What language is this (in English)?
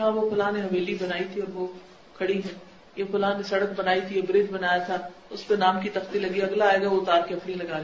Urdu